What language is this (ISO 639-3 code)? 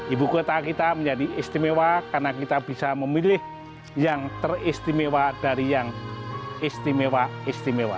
ind